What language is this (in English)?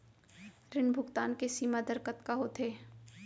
Chhattisgarhi